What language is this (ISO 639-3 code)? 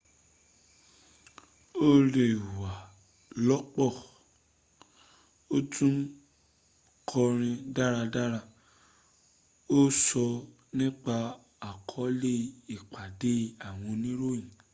yor